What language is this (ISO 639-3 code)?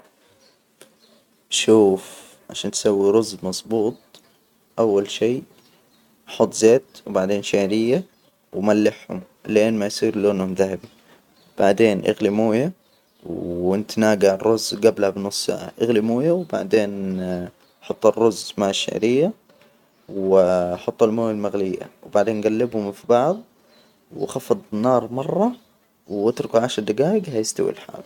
acw